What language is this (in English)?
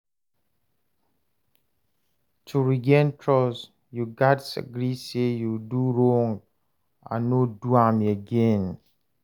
Nigerian Pidgin